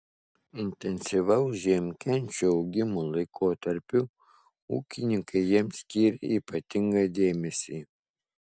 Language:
Lithuanian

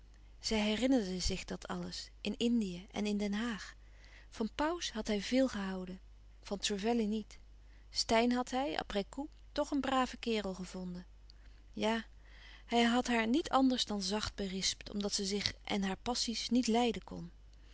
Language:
Dutch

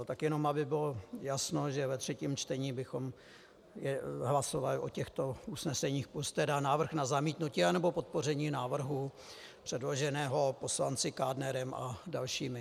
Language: Czech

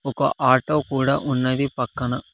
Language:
Telugu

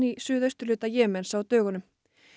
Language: Icelandic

